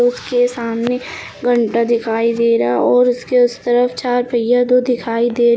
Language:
Hindi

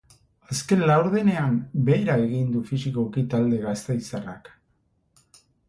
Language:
Basque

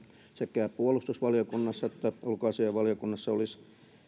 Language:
Finnish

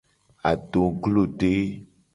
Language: Gen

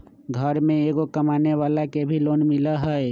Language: Magahi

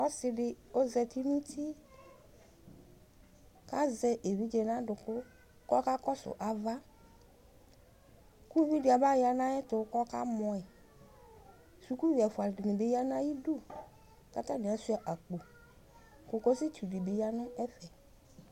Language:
Ikposo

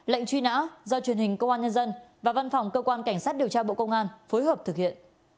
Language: Vietnamese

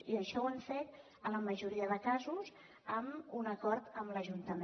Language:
Catalan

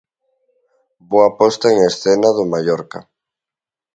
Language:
Galician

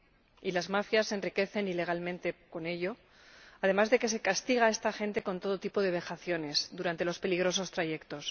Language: Spanish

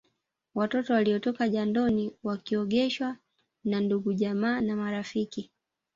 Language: Swahili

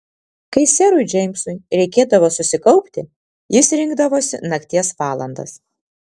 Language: Lithuanian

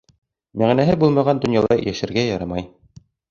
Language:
Bashkir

